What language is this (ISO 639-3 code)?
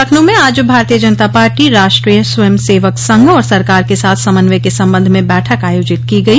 hin